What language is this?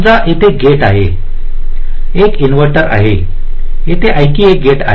Marathi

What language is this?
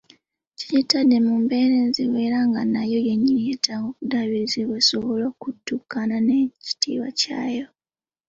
Ganda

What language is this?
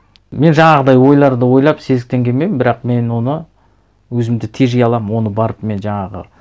Kazakh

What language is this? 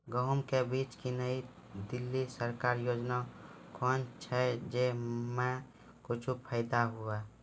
Maithili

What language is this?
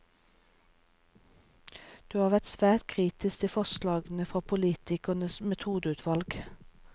Norwegian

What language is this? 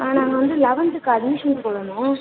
Tamil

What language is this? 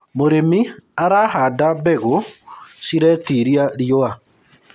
Kikuyu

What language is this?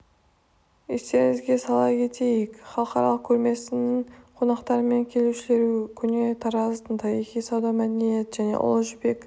Kazakh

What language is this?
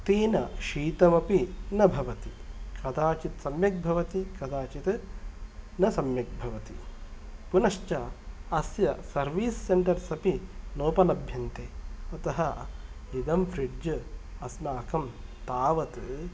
Sanskrit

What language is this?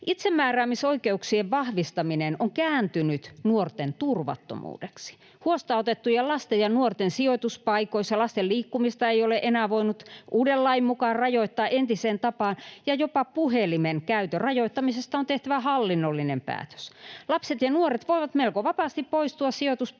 Finnish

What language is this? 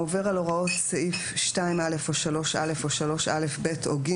Hebrew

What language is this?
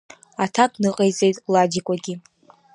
Abkhazian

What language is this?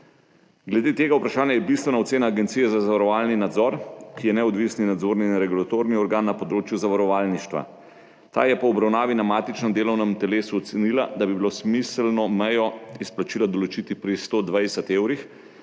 Slovenian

